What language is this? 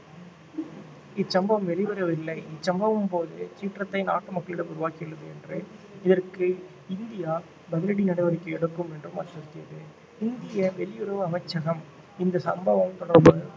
Tamil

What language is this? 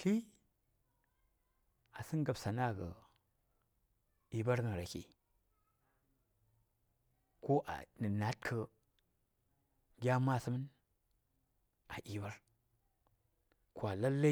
Saya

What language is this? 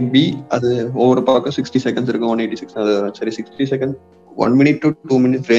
Tamil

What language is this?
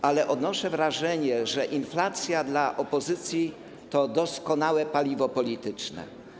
Polish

